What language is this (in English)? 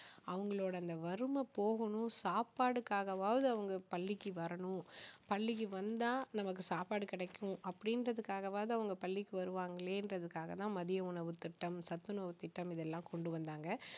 Tamil